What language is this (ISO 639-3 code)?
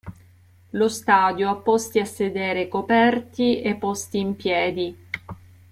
ita